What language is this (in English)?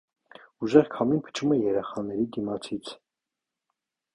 Armenian